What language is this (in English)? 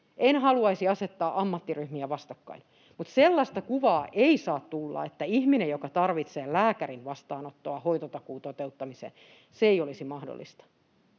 Finnish